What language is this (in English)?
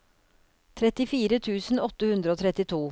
Norwegian